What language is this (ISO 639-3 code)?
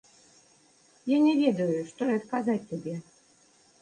bel